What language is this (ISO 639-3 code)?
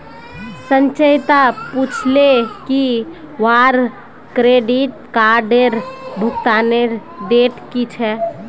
mag